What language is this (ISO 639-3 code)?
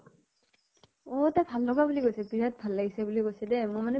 asm